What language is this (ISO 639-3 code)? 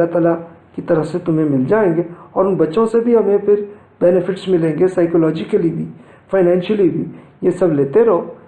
urd